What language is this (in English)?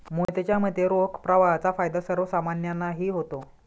Marathi